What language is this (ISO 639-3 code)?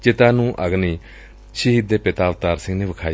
pan